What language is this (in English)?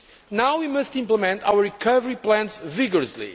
English